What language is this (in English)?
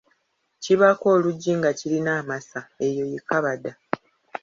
Ganda